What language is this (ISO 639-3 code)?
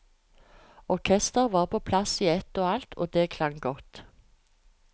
nor